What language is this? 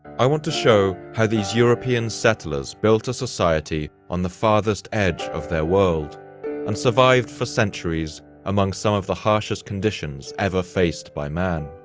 English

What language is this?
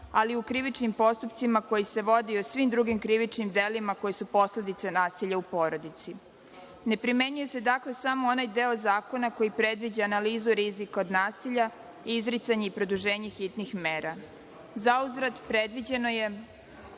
Serbian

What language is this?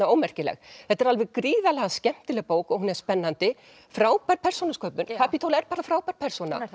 Icelandic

